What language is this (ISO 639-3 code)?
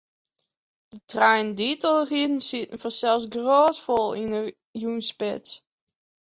fry